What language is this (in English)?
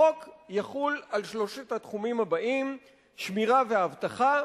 Hebrew